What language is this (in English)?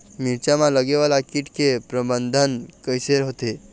Chhattisgarhi